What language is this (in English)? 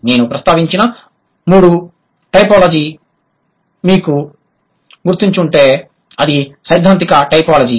Telugu